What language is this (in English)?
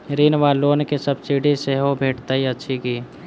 Maithili